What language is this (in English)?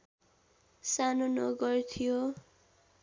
Nepali